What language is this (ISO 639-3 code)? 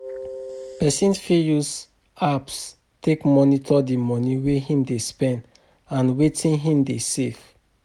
pcm